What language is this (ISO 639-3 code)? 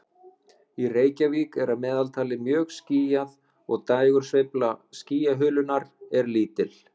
isl